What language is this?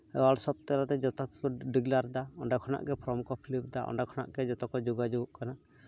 Santali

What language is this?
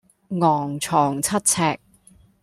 Cantonese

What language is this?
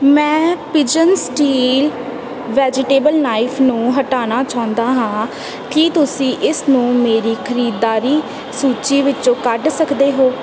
Punjabi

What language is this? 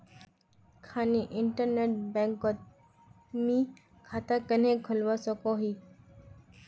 Magahi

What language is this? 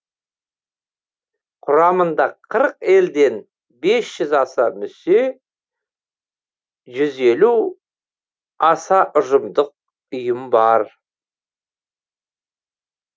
Kazakh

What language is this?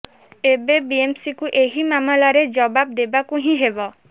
Odia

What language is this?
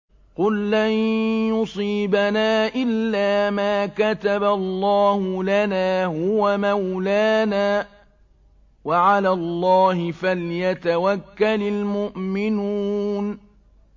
Arabic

